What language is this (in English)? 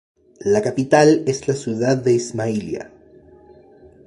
Spanish